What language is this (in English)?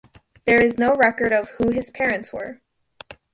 English